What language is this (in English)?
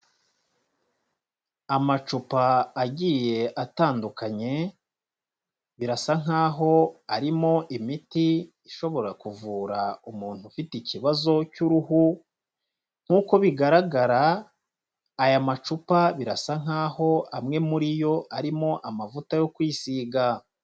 Kinyarwanda